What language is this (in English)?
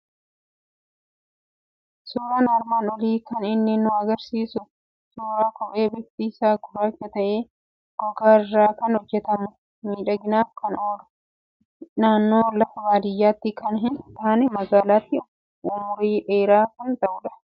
Oromo